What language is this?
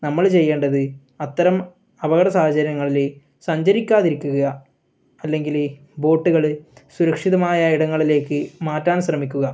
Malayalam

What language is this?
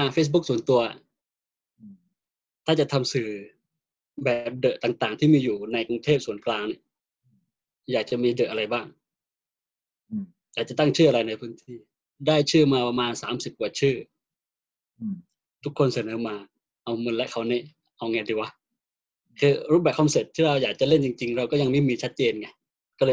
Thai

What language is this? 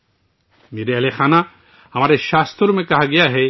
Urdu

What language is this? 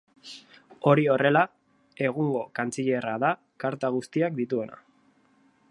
Basque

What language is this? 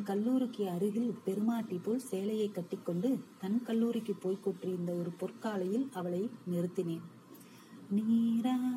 Tamil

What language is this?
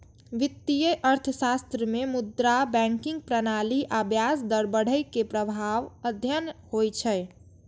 Maithili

